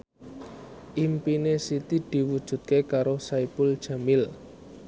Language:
Javanese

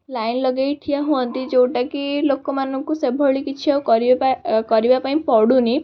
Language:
Odia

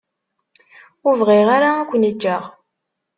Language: Kabyle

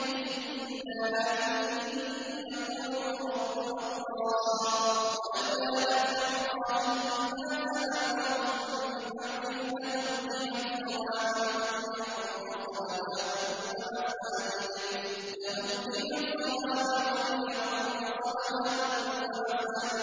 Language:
Arabic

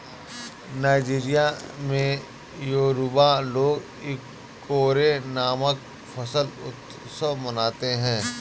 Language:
Hindi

